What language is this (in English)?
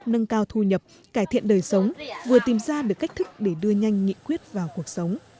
Vietnamese